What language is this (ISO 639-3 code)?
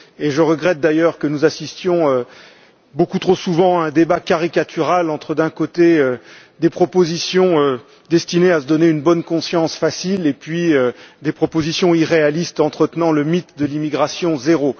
fra